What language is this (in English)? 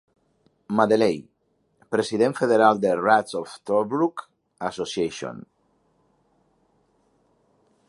Catalan